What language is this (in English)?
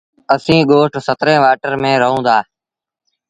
Sindhi Bhil